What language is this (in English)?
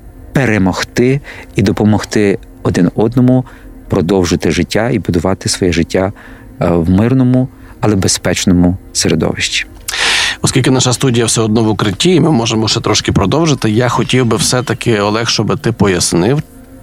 Ukrainian